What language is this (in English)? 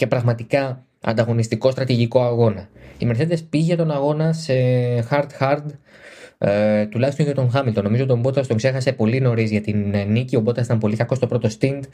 Greek